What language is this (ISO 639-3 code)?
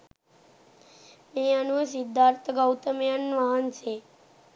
sin